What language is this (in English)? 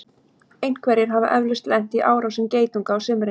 Icelandic